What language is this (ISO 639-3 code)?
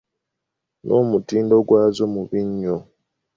lug